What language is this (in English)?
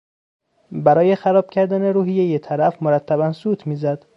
Persian